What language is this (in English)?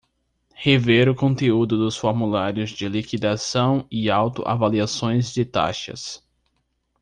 Portuguese